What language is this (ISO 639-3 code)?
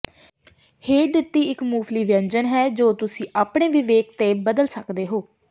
pan